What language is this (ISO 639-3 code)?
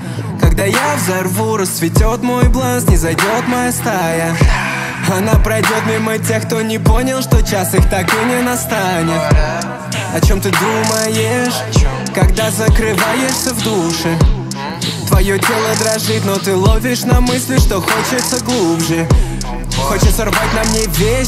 rus